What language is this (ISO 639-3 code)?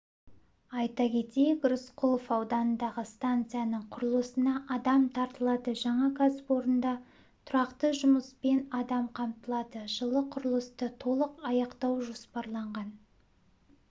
kaz